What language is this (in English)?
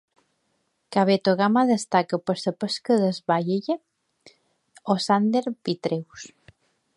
Catalan